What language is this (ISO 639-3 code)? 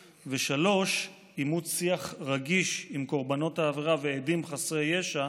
heb